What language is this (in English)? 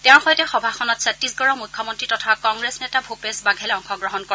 Assamese